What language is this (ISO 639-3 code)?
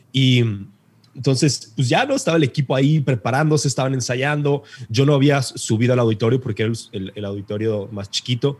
spa